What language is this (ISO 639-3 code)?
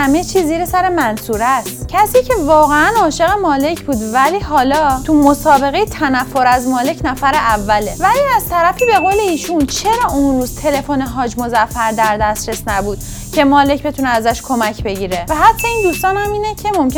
fas